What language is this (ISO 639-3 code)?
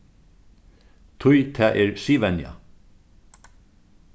fao